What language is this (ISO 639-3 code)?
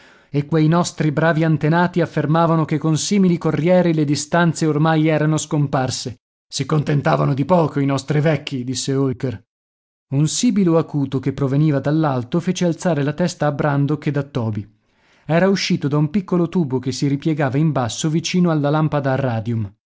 ita